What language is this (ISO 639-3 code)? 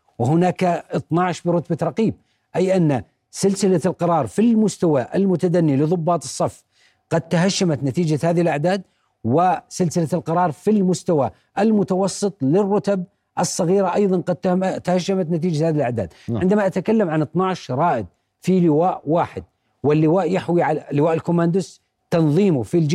ara